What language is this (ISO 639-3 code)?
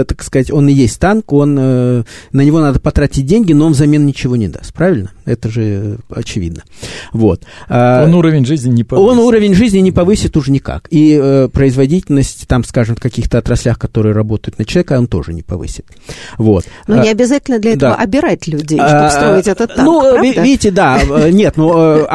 rus